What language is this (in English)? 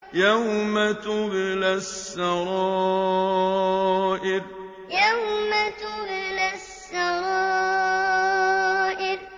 Arabic